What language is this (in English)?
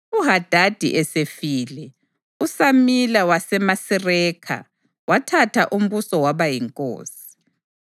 North Ndebele